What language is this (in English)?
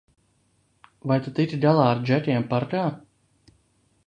Latvian